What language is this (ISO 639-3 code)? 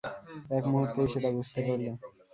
ben